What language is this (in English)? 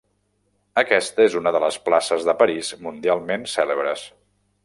Catalan